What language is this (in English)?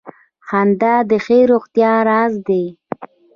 Pashto